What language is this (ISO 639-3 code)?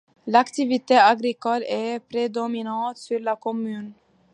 fra